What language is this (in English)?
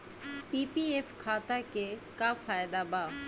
Bhojpuri